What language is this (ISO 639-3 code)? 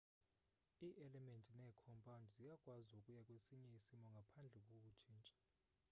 xho